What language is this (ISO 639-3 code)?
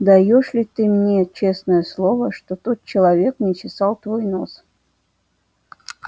rus